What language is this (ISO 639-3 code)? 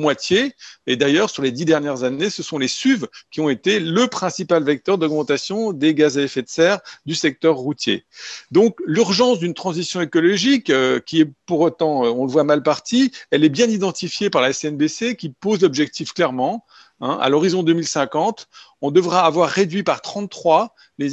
fra